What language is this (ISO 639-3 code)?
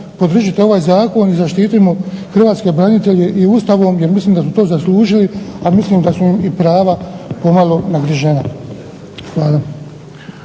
hrv